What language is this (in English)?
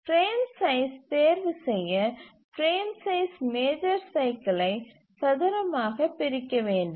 Tamil